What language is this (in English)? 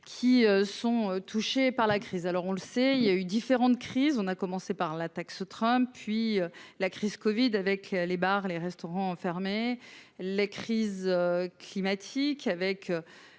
French